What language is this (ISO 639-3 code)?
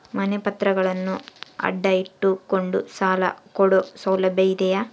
kan